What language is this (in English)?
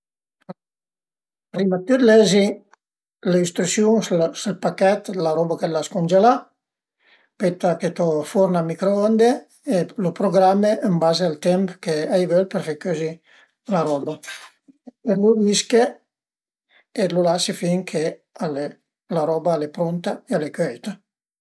Piedmontese